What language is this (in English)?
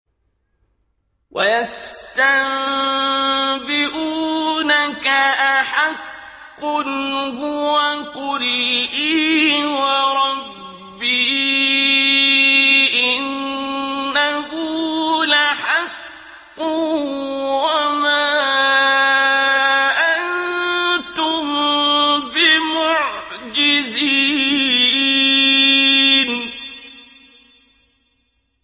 Arabic